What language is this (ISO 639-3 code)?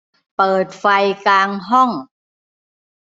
tha